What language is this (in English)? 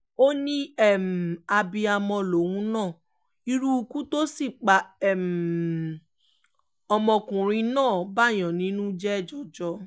Yoruba